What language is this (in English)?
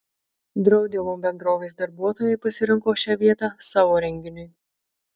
Lithuanian